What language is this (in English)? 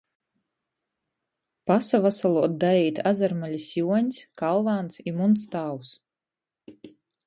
Latgalian